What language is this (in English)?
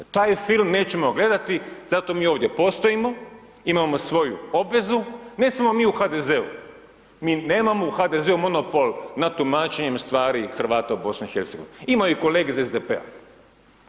Croatian